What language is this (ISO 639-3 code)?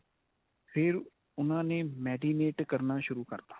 pan